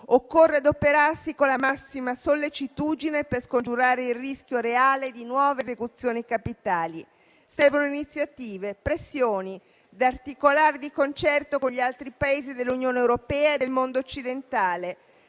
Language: Italian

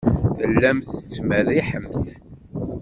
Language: Kabyle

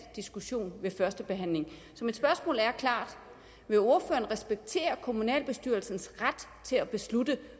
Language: Danish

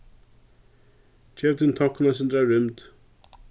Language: Faroese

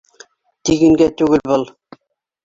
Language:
Bashkir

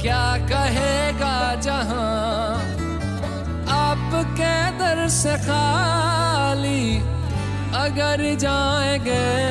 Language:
Punjabi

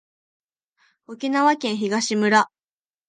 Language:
Japanese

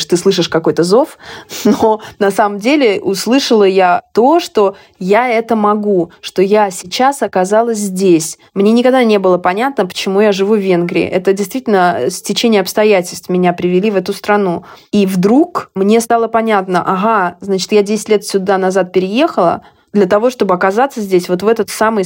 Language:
Russian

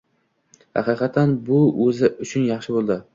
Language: Uzbek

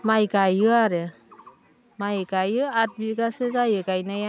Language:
Bodo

